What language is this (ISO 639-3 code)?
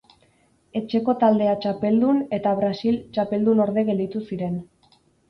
eus